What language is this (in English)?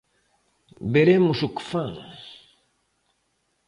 Galician